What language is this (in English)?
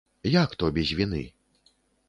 Belarusian